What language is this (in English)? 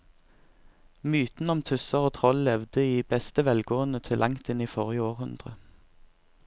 Norwegian